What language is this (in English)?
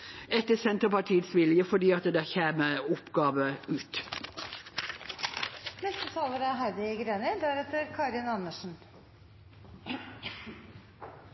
Norwegian Bokmål